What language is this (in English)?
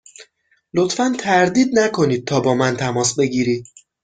Persian